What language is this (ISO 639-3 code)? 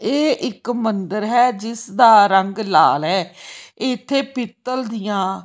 pan